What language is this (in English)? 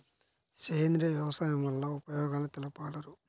Telugu